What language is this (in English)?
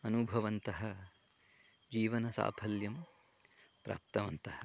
Sanskrit